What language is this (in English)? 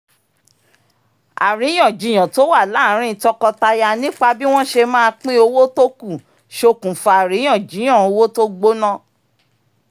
Yoruba